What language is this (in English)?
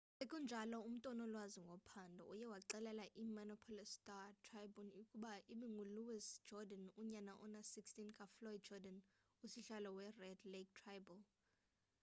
Xhosa